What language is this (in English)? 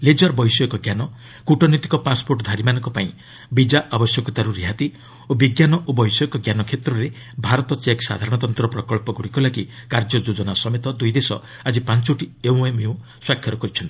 Odia